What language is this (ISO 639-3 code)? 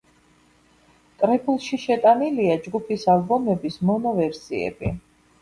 kat